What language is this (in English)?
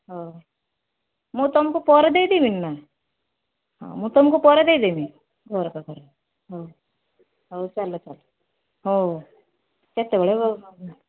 Odia